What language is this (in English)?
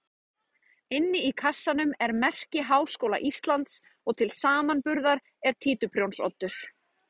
Icelandic